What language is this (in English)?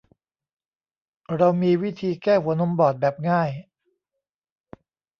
Thai